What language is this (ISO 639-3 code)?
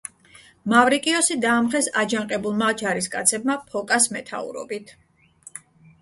kat